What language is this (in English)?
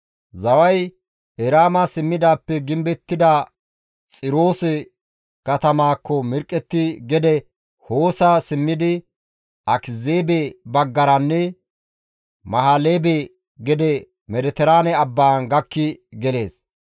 Gamo